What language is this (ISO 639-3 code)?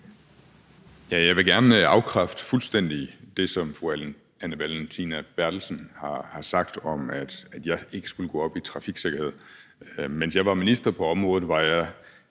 dan